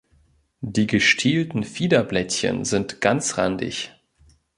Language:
German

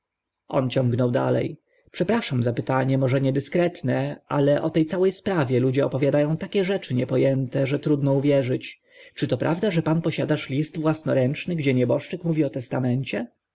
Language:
Polish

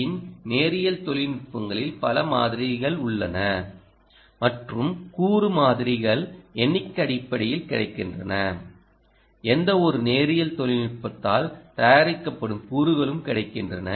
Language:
Tamil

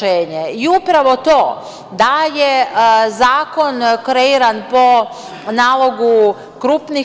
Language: Serbian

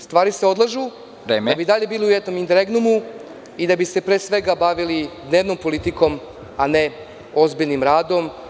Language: Serbian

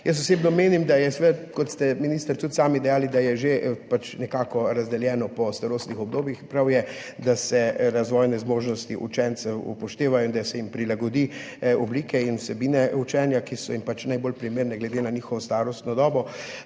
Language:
Slovenian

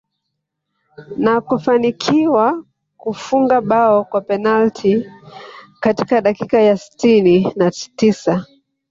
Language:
Swahili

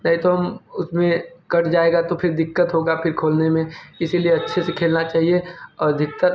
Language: Hindi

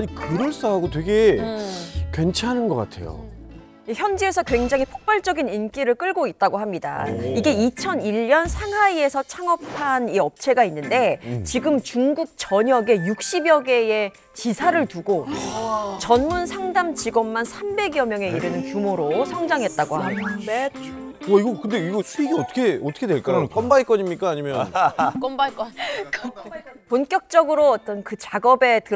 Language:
Korean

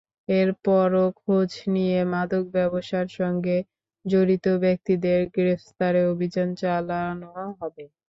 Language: Bangla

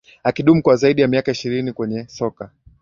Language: Swahili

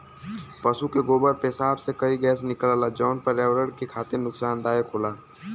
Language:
Bhojpuri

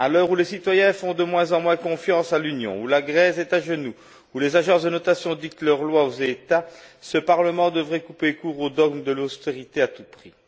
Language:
French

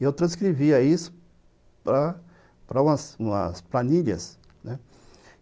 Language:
Portuguese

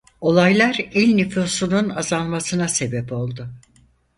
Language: Turkish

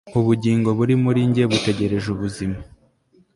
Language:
Kinyarwanda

